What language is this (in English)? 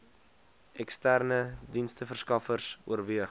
Afrikaans